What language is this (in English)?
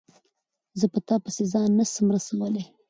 Pashto